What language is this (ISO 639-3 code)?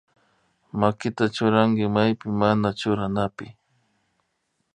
qvi